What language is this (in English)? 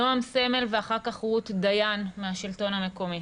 Hebrew